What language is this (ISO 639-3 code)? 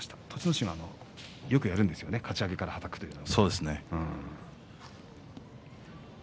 jpn